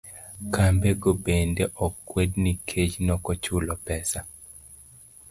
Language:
Luo (Kenya and Tanzania)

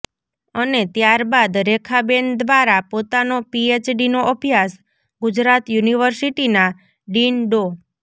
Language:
Gujarati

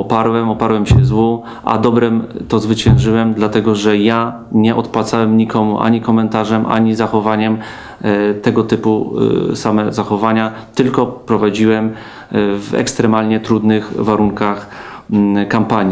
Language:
Polish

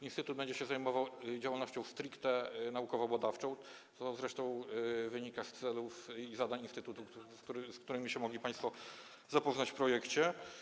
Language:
Polish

